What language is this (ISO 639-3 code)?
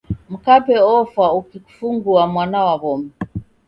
dav